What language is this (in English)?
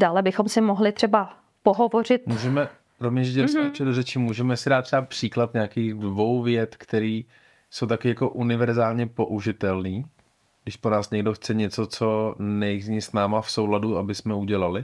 Czech